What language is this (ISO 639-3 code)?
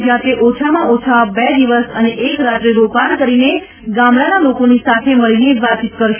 guj